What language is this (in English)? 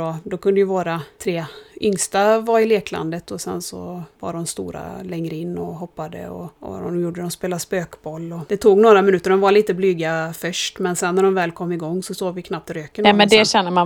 Swedish